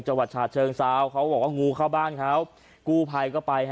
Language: Thai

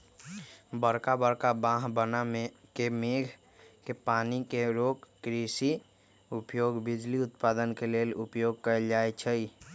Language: Magahi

